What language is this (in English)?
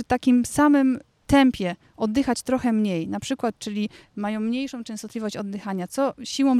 Polish